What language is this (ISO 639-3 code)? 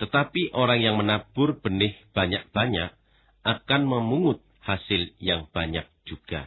ind